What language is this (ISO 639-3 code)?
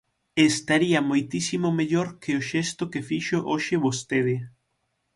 glg